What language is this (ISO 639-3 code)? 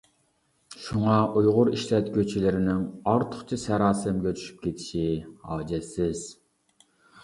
uig